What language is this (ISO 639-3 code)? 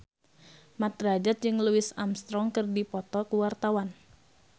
sun